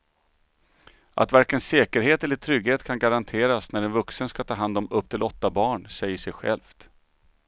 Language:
Swedish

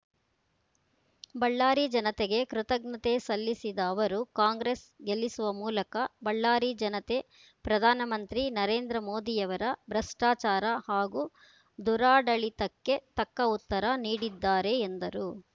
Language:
Kannada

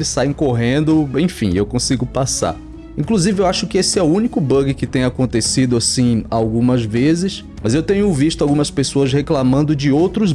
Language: Portuguese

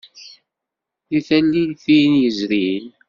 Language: Kabyle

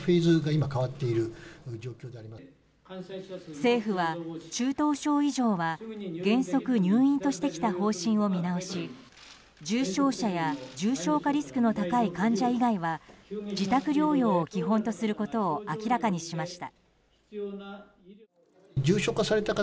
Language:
Japanese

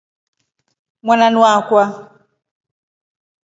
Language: Rombo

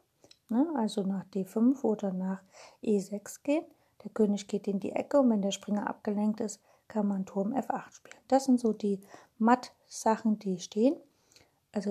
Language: German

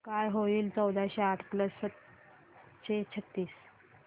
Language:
Marathi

